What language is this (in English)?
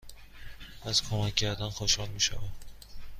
Persian